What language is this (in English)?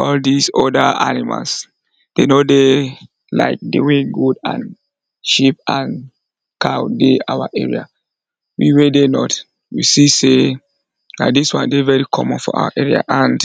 Nigerian Pidgin